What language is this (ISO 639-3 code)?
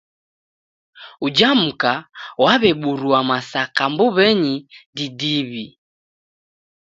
dav